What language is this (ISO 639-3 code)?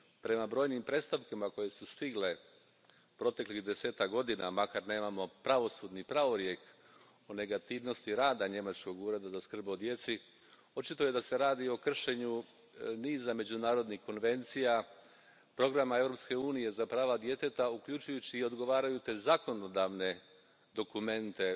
hrv